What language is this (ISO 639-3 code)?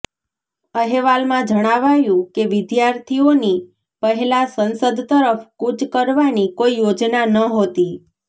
guj